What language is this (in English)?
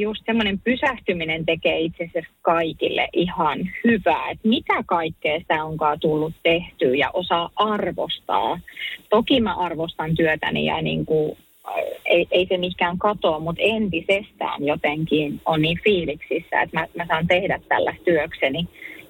Finnish